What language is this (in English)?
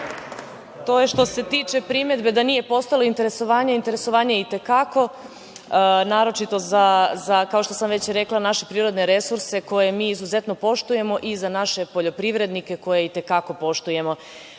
Serbian